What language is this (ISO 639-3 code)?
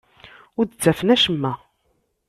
kab